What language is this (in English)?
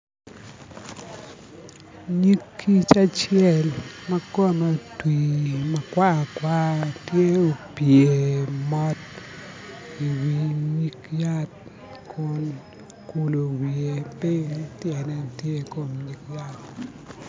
Acoli